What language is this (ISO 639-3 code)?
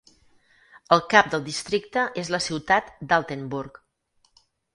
cat